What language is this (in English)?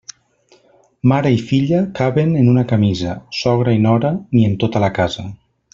Catalan